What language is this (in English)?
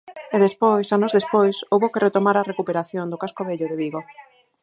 Galician